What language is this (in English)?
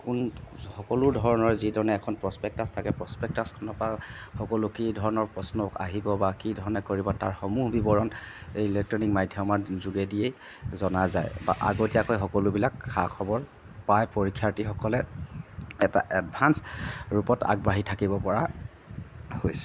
Assamese